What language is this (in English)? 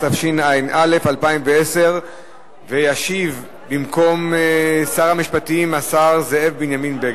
Hebrew